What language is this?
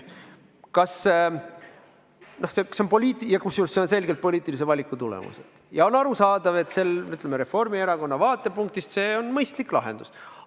Estonian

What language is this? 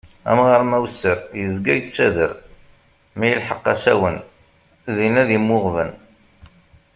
Kabyle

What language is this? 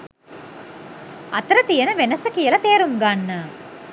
Sinhala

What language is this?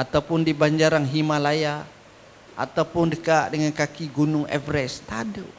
Malay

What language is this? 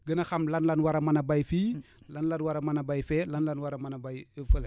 Wolof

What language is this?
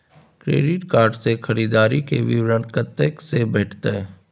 Maithili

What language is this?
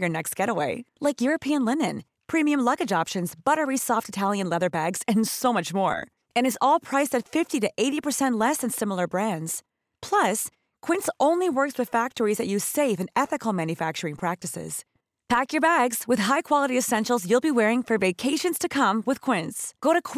Filipino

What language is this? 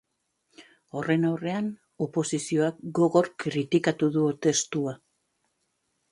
Basque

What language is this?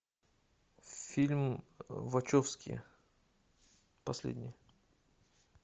Russian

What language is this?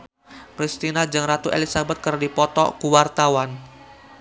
Sundanese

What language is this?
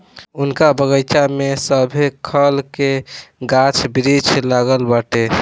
Bhojpuri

